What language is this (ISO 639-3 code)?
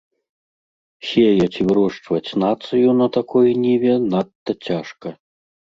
bel